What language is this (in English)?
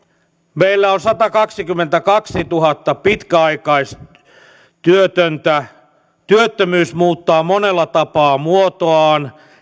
Finnish